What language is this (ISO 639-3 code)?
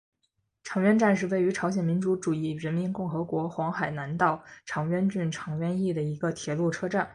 zho